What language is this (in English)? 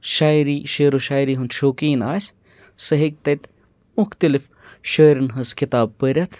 Kashmiri